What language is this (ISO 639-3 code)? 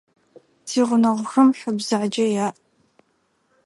ady